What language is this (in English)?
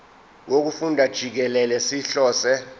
Zulu